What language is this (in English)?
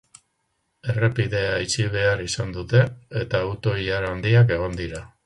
Basque